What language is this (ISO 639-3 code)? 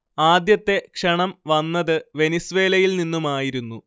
mal